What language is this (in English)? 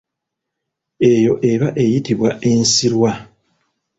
Ganda